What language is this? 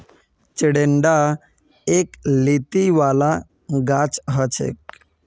Magahi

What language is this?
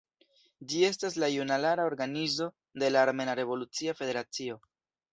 Esperanto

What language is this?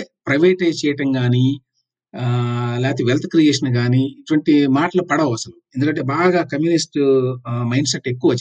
Telugu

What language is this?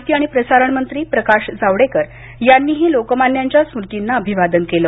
Marathi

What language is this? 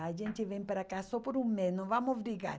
Portuguese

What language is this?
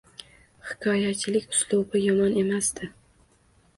Uzbek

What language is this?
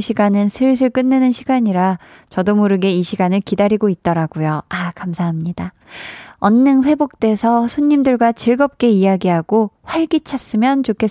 Korean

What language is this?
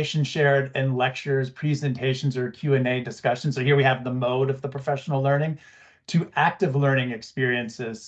English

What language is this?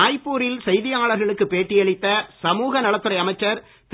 Tamil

